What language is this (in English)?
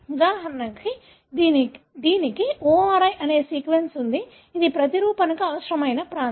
Telugu